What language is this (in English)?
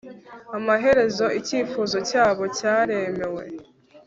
Kinyarwanda